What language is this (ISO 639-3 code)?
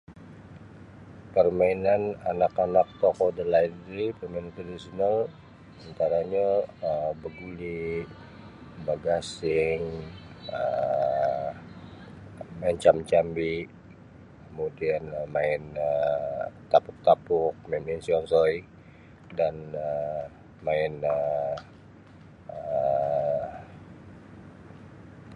bsy